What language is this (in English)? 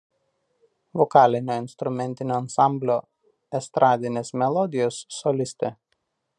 Lithuanian